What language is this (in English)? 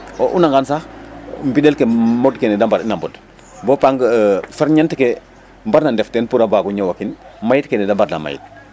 Serer